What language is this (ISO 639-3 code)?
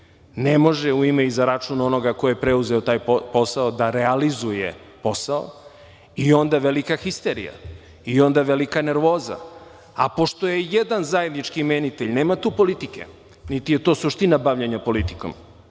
srp